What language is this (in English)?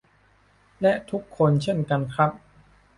Thai